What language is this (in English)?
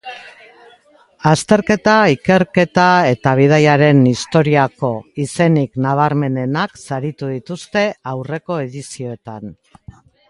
Basque